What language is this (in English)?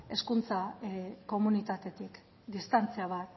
Basque